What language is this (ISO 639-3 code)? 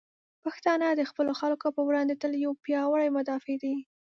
pus